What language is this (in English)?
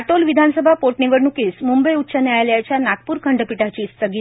Marathi